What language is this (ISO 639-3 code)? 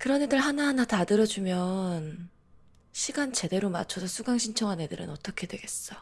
kor